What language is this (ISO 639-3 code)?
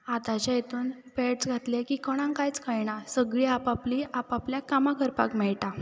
kok